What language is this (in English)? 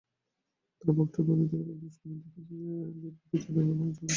Bangla